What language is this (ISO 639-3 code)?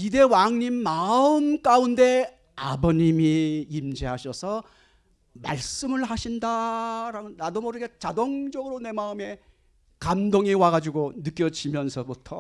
kor